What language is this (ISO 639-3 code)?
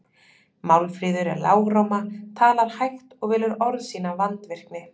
isl